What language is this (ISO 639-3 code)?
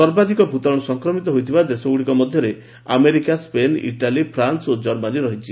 ori